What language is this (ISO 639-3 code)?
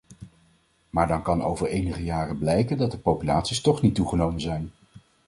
nld